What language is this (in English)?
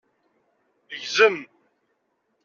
Kabyle